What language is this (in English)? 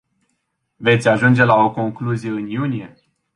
Romanian